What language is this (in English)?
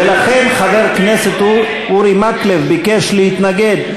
Hebrew